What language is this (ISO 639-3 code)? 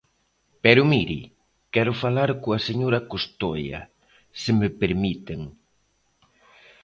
glg